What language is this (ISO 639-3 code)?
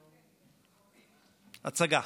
heb